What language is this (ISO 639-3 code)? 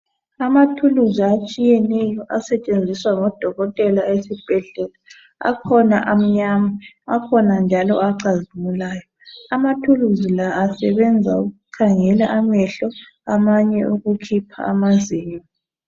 nde